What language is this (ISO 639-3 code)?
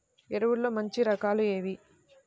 tel